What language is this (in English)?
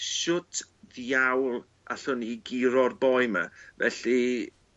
Welsh